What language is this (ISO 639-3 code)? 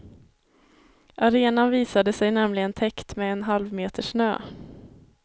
swe